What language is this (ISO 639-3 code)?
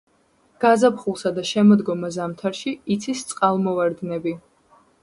kat